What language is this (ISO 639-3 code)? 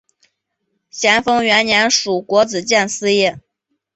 zho